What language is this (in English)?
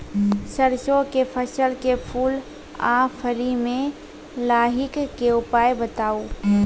Maithili